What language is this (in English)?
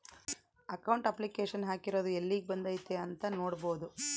Kannada